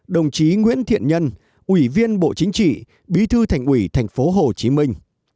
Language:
Vietnamese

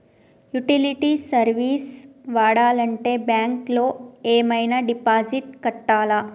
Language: Telugu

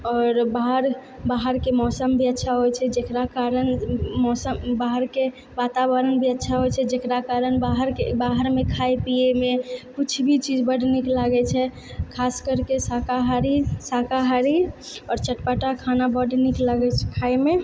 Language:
Maithili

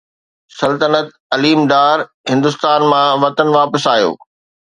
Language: Sindhi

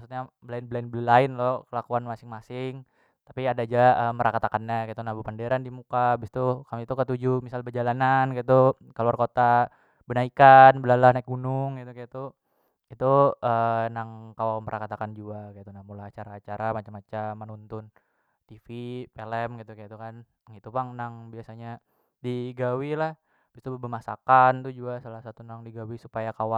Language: Banjar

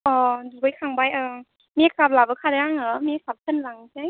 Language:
Bodo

